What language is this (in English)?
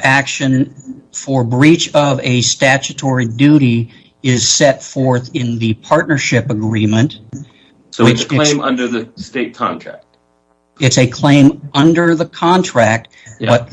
English